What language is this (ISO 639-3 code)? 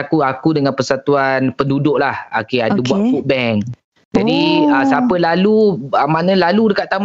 msa